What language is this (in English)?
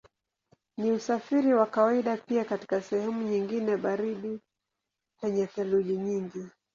Swahili